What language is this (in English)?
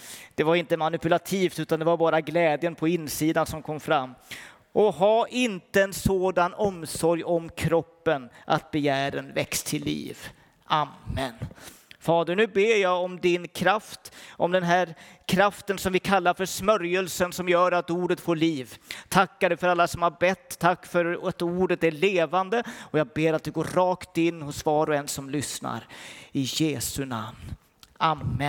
Swedish